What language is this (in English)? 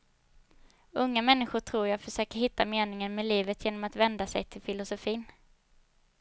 Swedish